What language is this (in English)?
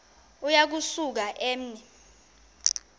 Xhosa